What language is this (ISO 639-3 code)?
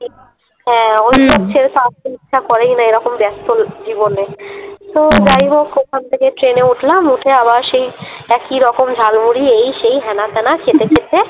ben